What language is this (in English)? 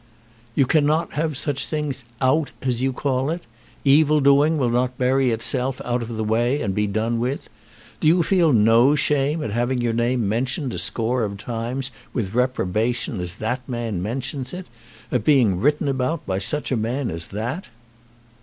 English